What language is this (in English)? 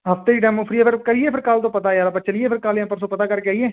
Punjabi